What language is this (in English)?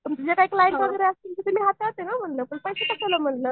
Marathi